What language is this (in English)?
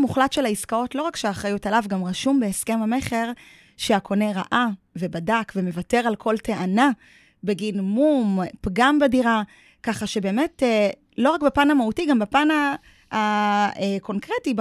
Hebrew